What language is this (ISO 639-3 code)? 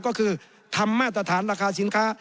tha